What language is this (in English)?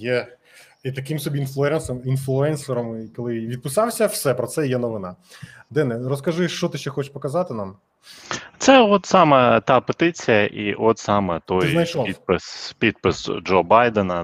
Ukrainian